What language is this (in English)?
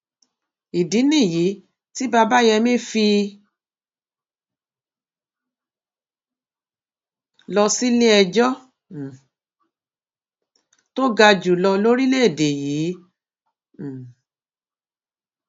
Yoruba